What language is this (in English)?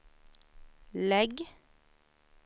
Swedish